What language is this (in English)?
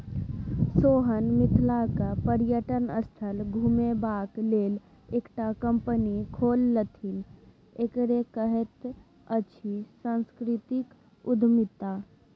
Maithili